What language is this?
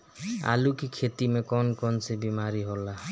Bhojpuri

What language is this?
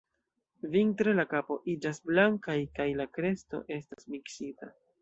Esperanto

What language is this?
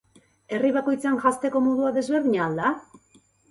Basque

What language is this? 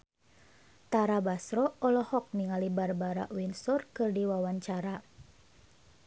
Sundanese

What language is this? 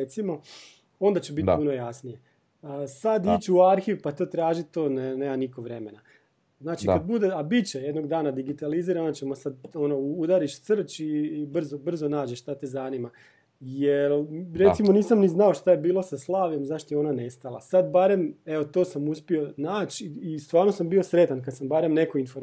Croatian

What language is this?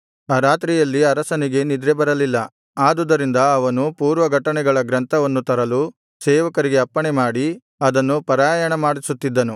Kannada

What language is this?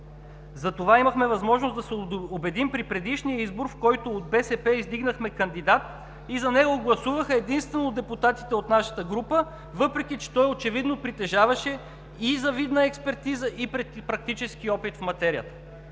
Bulgarian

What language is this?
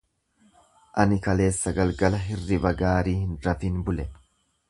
Oromo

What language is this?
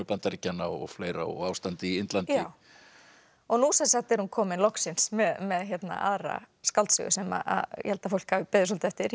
Icelandic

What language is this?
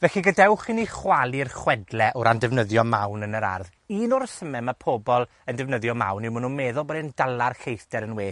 Welsh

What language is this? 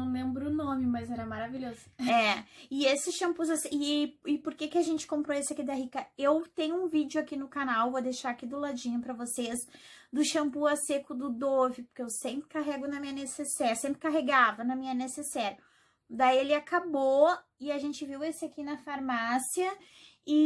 Portuguese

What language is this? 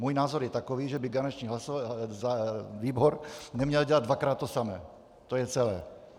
Czech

